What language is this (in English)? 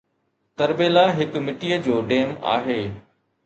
Sindhi